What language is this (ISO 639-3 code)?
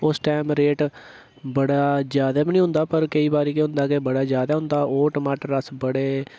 doi